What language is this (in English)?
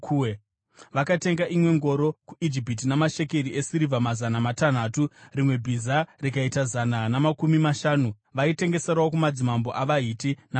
Shona